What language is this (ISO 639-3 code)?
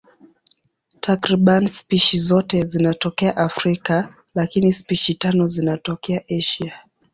swa